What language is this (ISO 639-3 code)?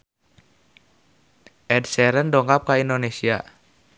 sun